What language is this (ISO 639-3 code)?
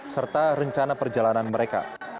ind